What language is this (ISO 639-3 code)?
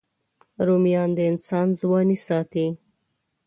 pus